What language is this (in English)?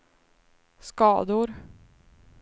Swedish